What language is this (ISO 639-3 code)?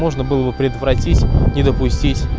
rus